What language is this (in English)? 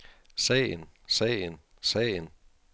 Danish